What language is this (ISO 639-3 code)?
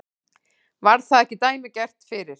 isl